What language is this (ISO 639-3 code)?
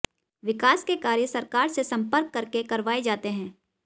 hin